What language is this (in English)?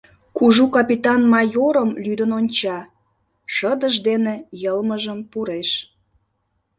Mari